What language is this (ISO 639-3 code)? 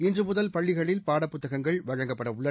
tam